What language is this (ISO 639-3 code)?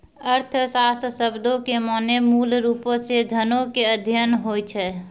mai